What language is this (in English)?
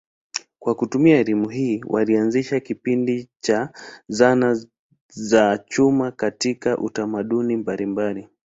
Swahili